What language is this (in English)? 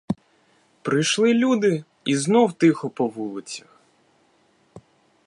Ukrainian